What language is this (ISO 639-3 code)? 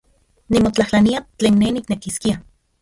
ncx